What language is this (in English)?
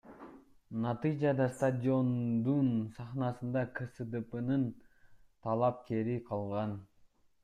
Kyrgyz